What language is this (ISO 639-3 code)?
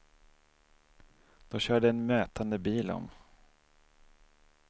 swe